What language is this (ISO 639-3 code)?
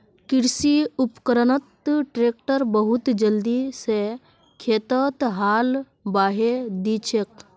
mag